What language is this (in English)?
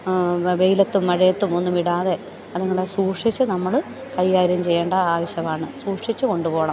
Malayalam